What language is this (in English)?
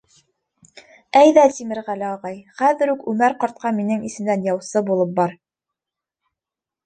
Bashkir